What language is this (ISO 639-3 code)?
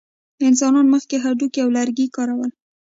pus